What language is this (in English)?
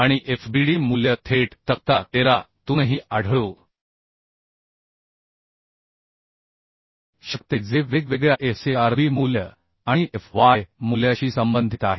Marathi